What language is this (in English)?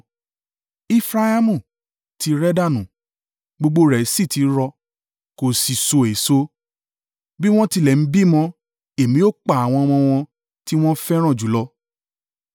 Yoruba